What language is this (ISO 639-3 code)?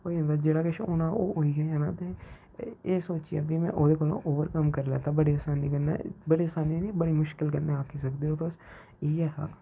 doi